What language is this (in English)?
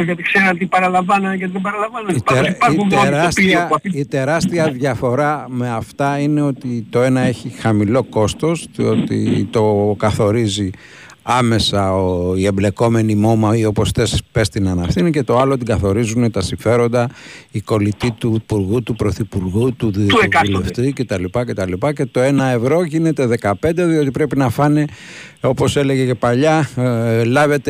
Greek